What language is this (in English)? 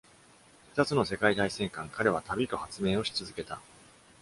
Japanese